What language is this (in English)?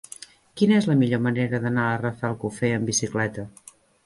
Catalan